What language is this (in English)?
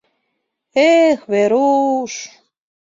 Mari